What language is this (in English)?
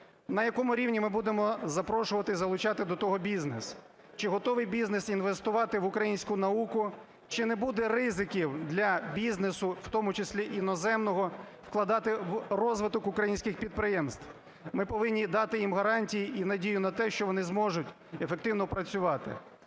Ukrainian